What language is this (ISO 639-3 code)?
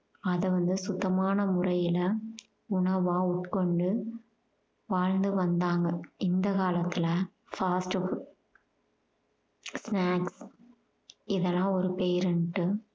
tam